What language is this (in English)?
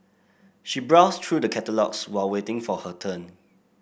English